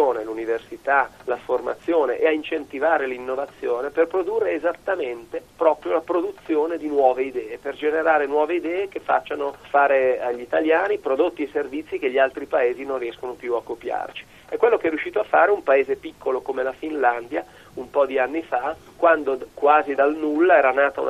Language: Italian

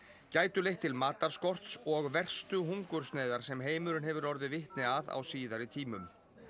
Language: Icelandic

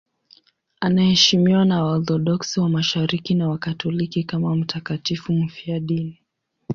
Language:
Swahili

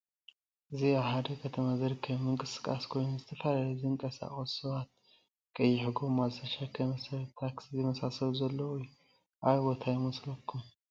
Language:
Tigrinya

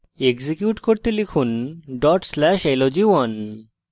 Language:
Bangla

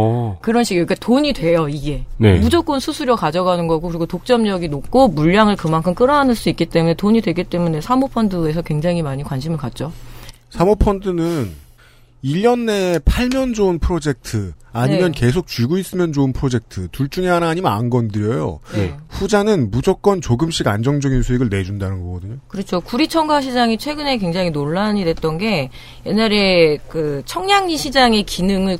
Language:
Korean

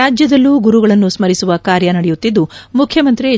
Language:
Kannada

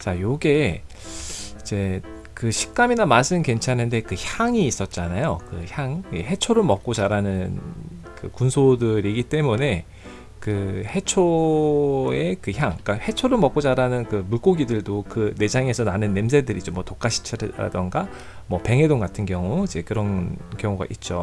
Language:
Korean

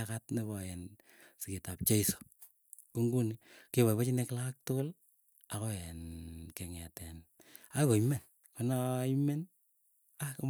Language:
Keiyo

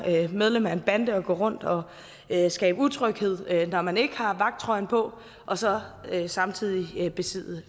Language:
Danish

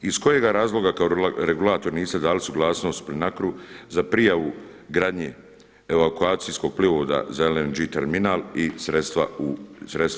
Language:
Croatian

